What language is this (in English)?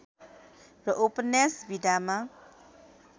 Nepali